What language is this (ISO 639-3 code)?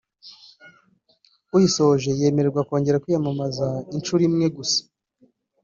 kin